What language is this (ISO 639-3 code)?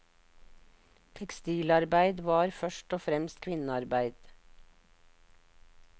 nor